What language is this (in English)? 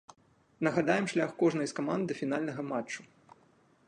Belarusian